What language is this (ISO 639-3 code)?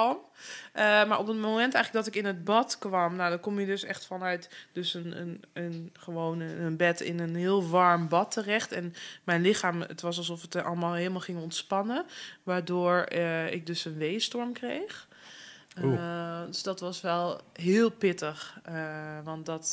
nld